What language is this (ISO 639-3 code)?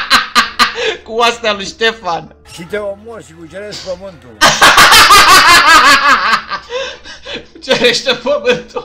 ron